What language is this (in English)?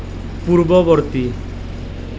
Assamese